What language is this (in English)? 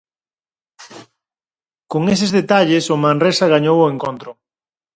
Galician